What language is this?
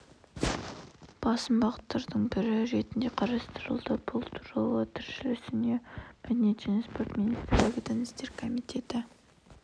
Kazakh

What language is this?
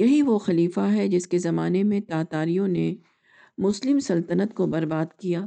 Urdu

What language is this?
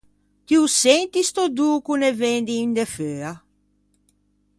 Ligurian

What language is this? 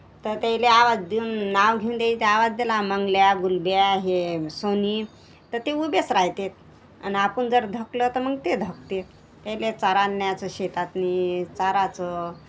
Marathi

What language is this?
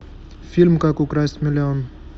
Russian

